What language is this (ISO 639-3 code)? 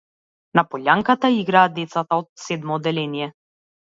mkd